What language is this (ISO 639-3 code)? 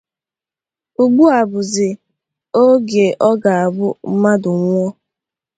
ibo